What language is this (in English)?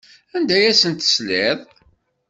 Kabyle